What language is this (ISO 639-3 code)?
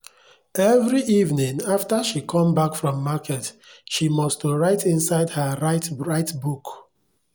pcm